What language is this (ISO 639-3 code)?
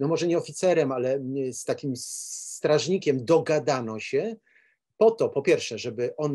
pol